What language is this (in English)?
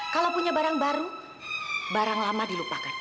Indonesian